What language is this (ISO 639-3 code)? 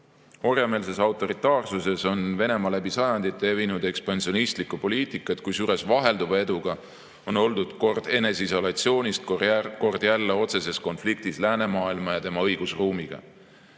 est